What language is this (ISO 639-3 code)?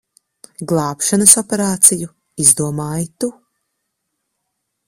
lav